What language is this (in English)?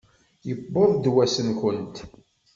Kabyle